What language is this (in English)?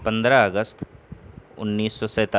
Urdu